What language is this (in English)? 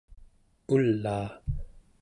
Central Yupik